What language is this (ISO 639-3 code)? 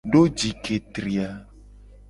gej